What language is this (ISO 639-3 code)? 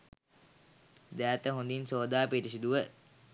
sin